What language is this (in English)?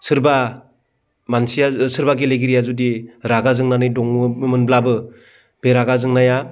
Bodo